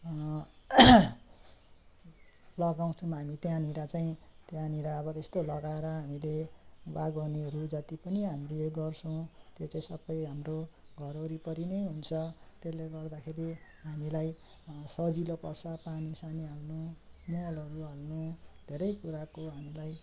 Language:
Nepali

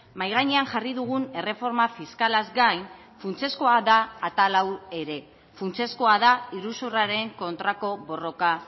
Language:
Basque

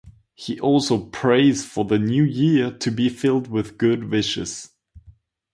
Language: English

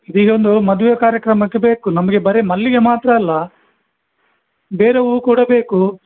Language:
Kannada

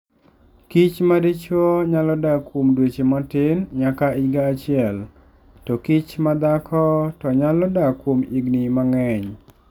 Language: Luo (Kenya and Tanzania)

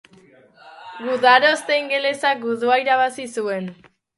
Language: Basque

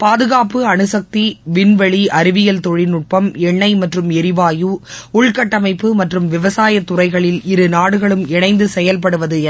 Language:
Tamil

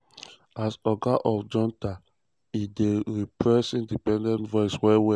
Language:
Nigerian Pidgin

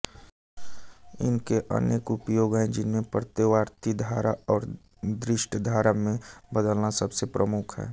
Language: Hindi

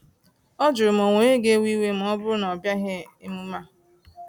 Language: Igbo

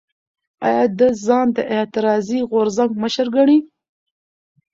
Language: Pashto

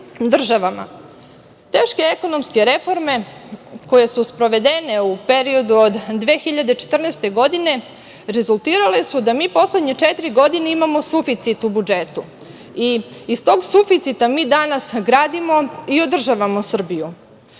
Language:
Serbian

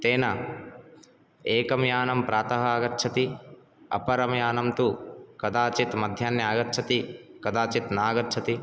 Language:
Sanskrit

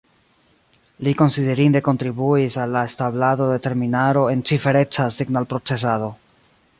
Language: Esperanto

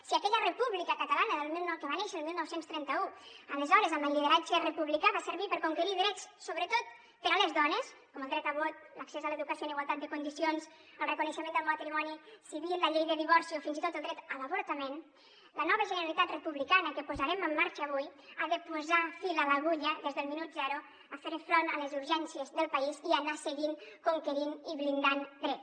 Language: Catalan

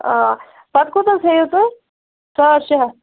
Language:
Kashmiri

